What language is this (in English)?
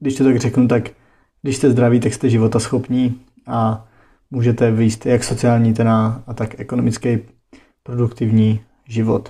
Czech